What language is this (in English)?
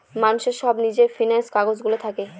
Bangla